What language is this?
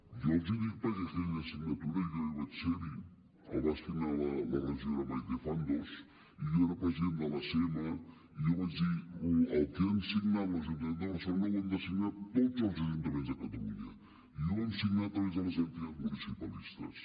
Catalan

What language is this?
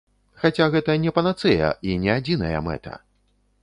Belarusian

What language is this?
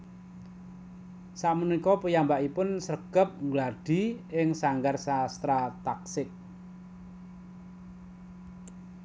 Javanese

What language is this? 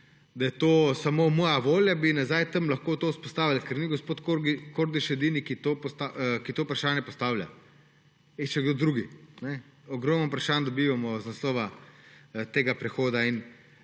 Slovenian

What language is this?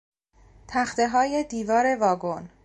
Persian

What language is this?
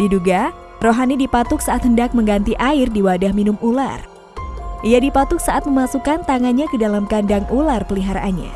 Indonesian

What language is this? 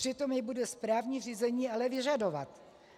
Czech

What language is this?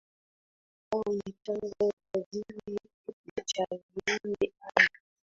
Swahili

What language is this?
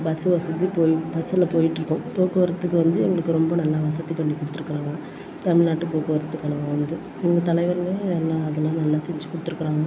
Tamil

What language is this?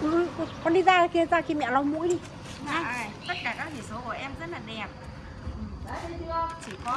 Vietnamese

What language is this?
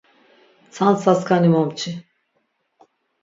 Laz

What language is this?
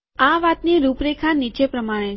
Gujarati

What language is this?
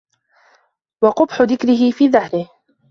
Arabic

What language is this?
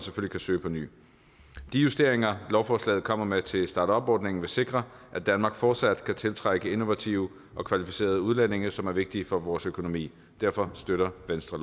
Danish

